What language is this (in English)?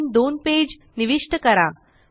Marathi